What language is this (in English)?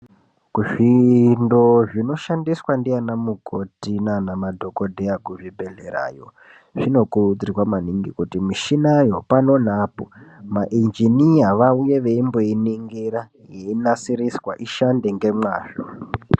Ndau